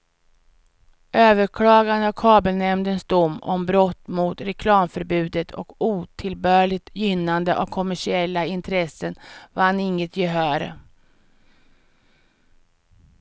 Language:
Swedish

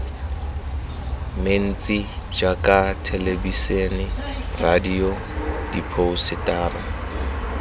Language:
Tswana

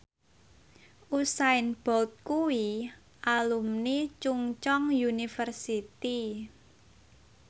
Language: Javanese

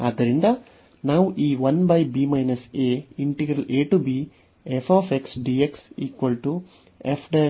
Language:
Kannada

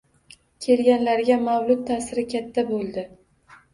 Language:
Uzbek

